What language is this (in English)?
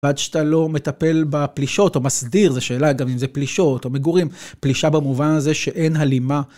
Hebrew